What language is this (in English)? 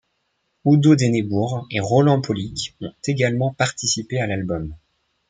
French